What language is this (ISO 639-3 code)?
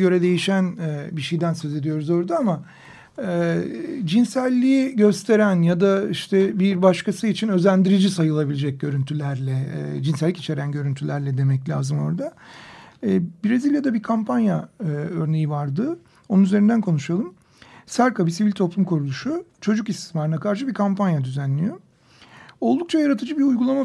tur